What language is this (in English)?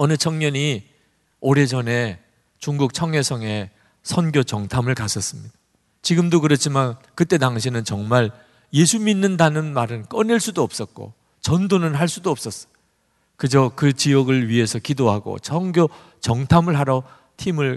Korean